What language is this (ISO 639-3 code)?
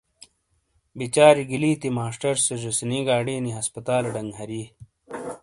scl